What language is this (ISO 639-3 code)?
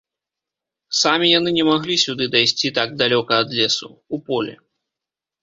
bel